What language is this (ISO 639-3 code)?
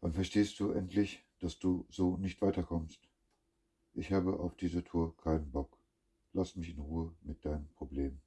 deu